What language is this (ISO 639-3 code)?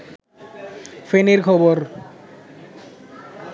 ben